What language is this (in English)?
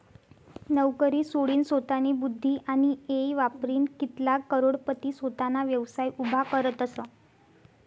Marathi